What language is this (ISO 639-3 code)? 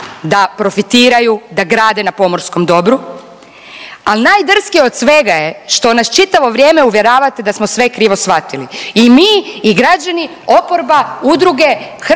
hrv